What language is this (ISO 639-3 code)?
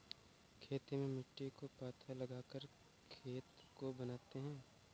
hin